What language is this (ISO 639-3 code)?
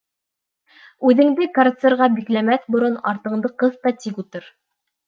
bak